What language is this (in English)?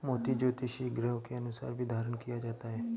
Hindi